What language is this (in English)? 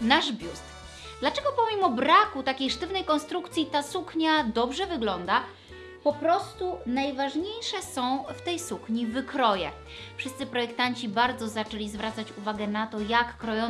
Polish